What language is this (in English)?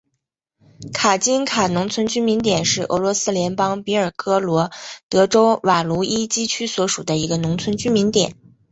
Chinese